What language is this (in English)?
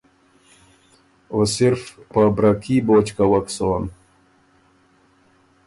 Ormuri